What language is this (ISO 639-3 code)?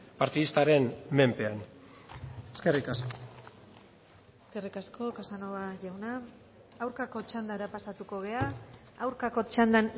eus